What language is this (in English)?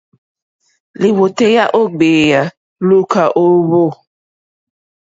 Mokpwe